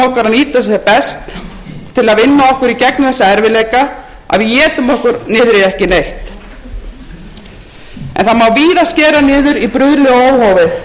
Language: Icelandic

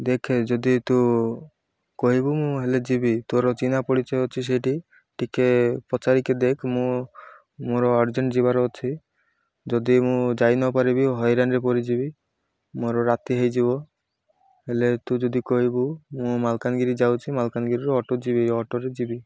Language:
Odia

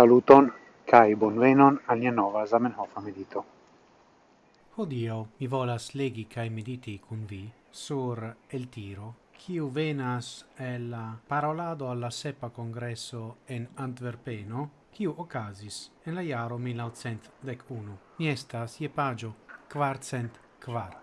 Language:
Italian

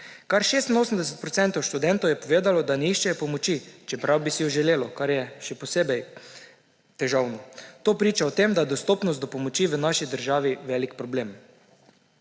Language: Slovenian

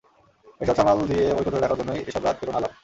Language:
Bangla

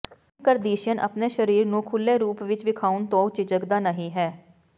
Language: Punjabi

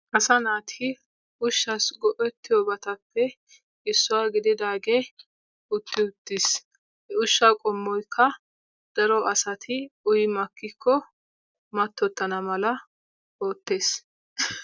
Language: Wolaytta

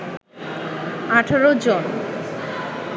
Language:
Bangla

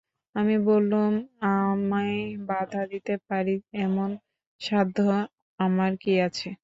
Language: Bangla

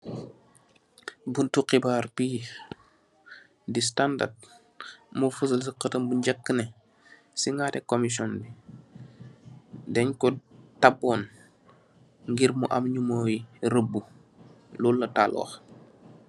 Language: Wolof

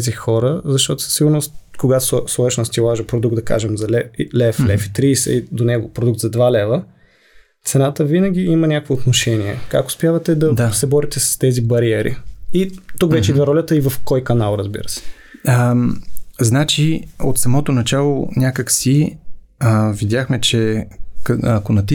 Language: Bulgarian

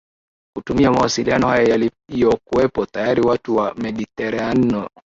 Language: Swahili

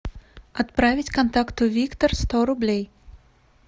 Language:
Russian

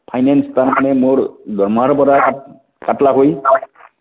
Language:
Assamese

